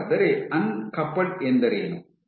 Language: Kannada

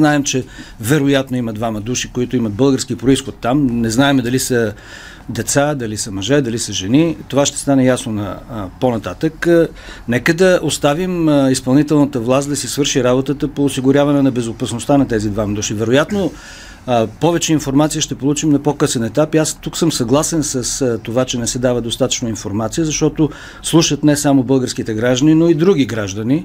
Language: Bulgarian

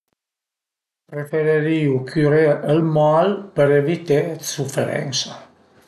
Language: Piedmontese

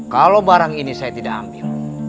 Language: Indonesian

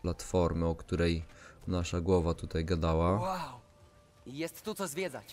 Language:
Polish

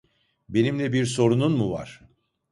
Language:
Turkish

